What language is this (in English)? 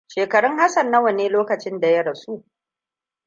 Hausa